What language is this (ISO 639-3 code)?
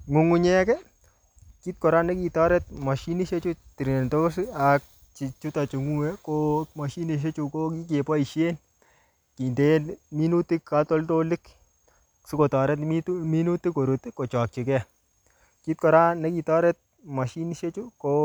kln